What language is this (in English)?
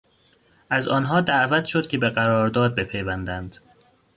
Persian